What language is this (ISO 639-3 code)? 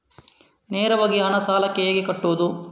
kan